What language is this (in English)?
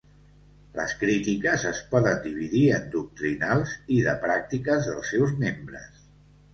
Catalan